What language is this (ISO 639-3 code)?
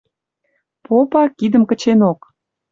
mrj